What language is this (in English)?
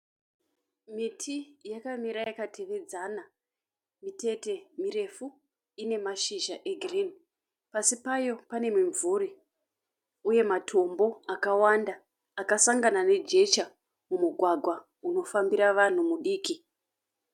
Shona